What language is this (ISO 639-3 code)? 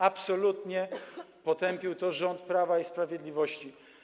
pol